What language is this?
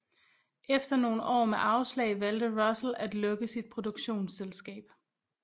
Danish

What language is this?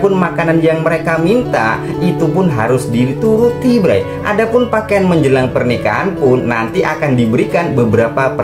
Indonesian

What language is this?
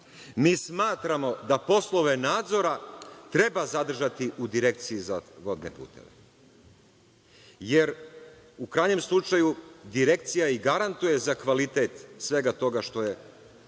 Serbian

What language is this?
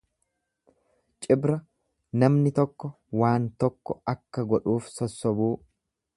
Oromo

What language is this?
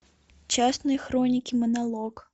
Russian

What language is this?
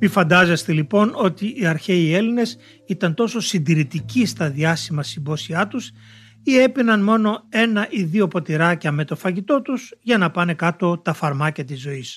Greek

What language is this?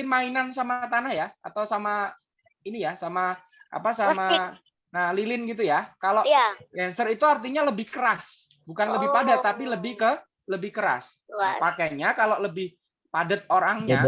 Indonesian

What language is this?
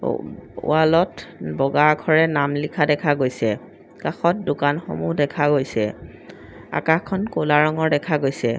Assamese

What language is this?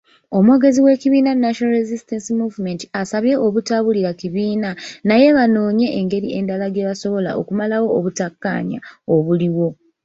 Ganda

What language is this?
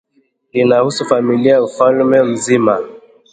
Swahili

